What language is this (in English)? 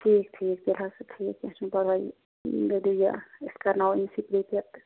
Kashmiri